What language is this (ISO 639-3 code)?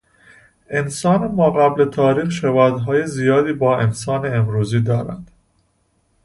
fas